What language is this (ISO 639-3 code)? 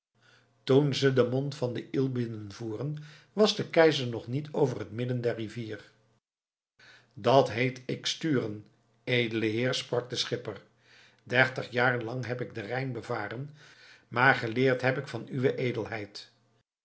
nld